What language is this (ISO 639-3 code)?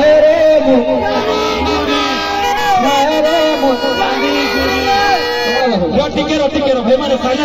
ara